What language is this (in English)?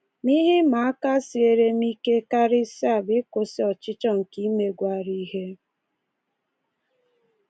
Igbo